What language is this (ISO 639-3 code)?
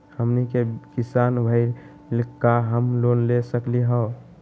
mag